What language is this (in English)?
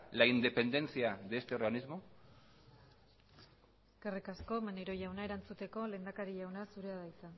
Basque